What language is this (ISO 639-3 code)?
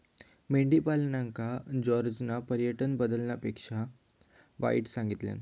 mar